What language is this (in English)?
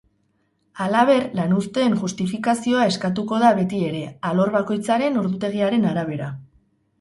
Basque